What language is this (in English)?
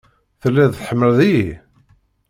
Kabyle